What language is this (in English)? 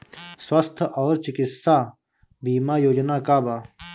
Bhojpuri